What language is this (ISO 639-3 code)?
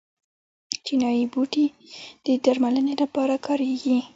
pus